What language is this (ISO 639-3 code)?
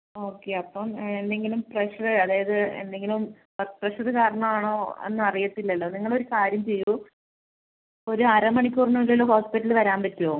mal